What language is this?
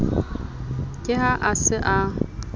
Southern Sotho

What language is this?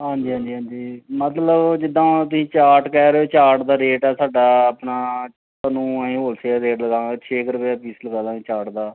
Punjabi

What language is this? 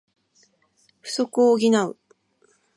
Japanese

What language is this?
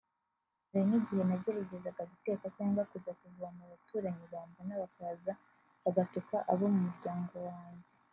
Kinyarwanda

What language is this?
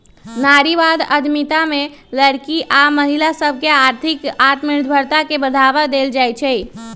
Magahi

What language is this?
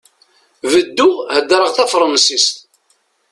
Kabyle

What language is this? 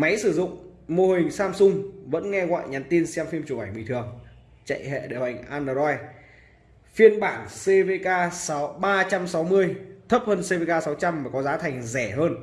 Vietnamese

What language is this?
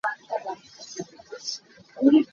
Hakha Chin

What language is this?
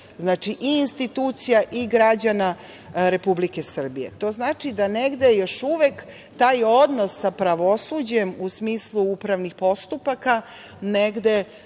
Serbian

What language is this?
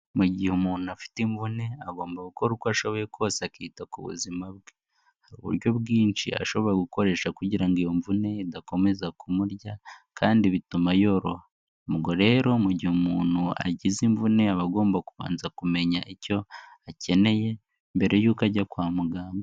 Kinyarwanda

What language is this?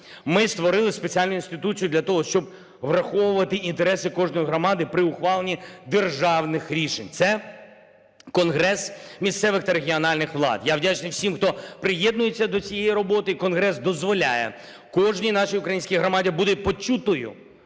Ukrainian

